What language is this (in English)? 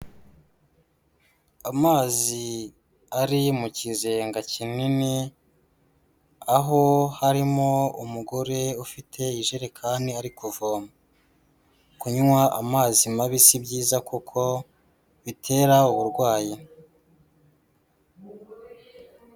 Kinyarwanda